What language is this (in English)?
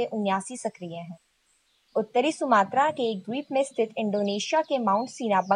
Hindi